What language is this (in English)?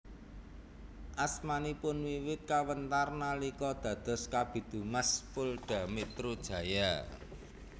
Javanese